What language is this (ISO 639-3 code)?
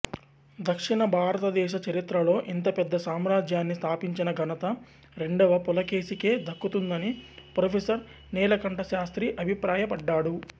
tel